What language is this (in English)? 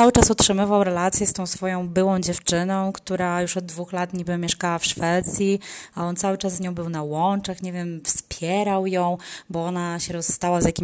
Polish